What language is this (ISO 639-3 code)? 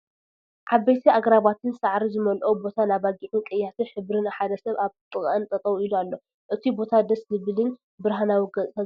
tir